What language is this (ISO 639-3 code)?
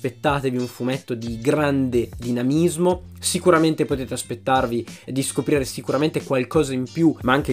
ita